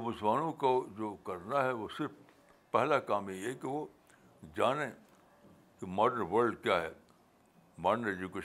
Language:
Urdu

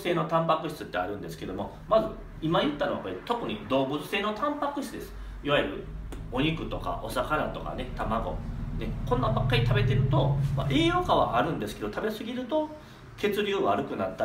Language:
Japanese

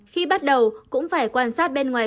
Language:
Vietnamese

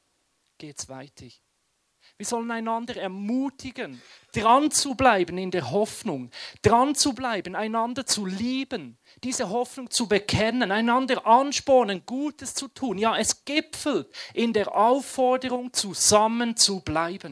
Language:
German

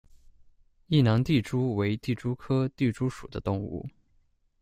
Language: Chinese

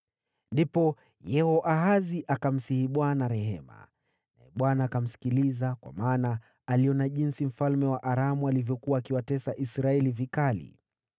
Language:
Swahili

